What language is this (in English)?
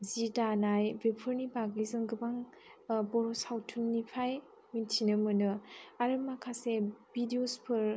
Bodo